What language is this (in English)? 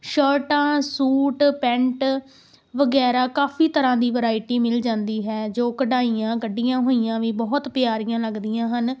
Punjabi